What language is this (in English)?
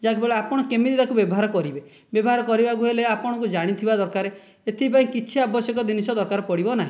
Odia